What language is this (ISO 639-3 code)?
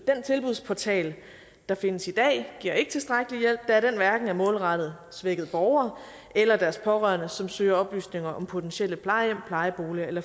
dan